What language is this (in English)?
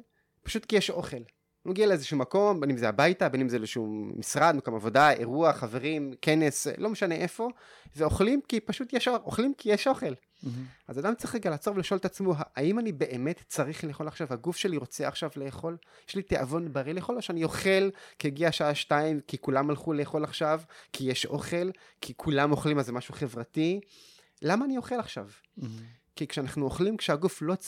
Hebrew